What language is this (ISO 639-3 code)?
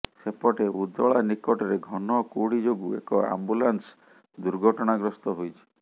ori